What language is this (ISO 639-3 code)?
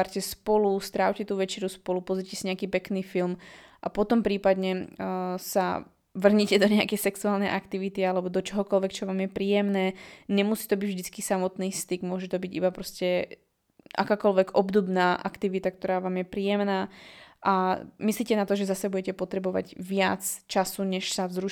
slk